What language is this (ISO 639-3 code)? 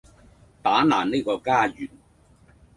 yue